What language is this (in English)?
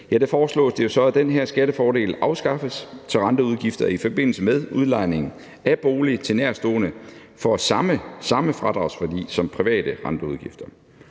Danish